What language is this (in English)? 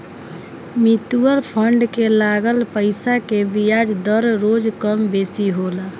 Bhojpuri